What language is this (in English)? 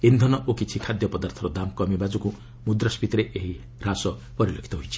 Odia